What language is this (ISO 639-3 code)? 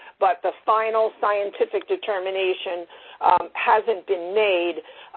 eng